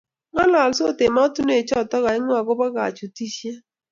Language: Kalenjin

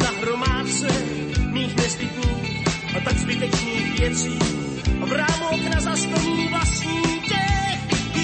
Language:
Slovak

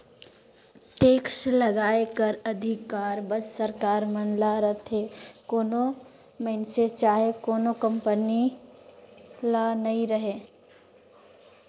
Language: Chhattisgarhi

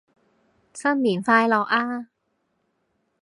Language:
Cantonese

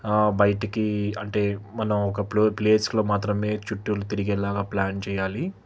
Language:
Telugu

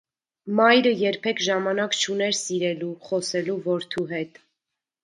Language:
Armenian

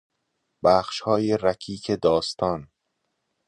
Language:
Persian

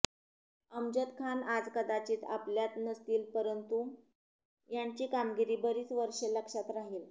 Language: Marathi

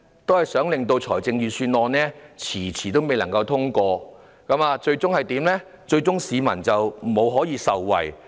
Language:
Cantonese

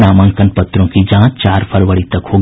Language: Hindi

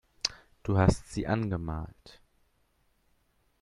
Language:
German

